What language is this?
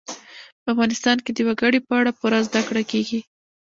Pashto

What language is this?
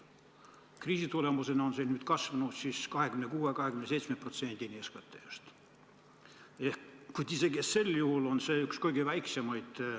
Estonian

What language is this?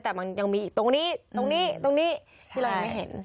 Thai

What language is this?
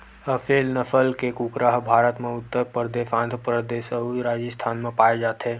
Chhattisgarhi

